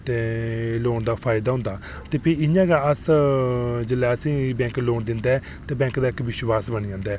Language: Dogri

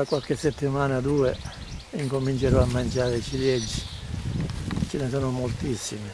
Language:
Italian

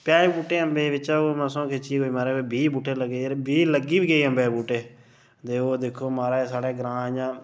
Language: Dogri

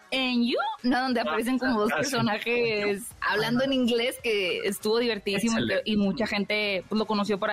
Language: Spanish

